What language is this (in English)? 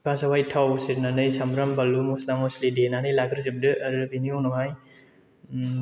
Bodo